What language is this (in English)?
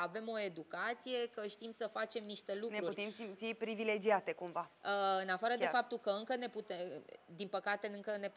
Romanian